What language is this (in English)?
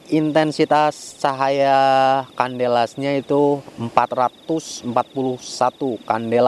Indonesian